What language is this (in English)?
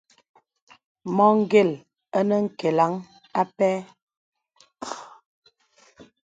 Bebele